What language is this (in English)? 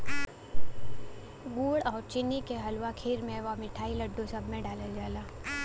Bhojpuri